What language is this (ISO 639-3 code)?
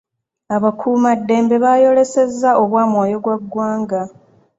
lug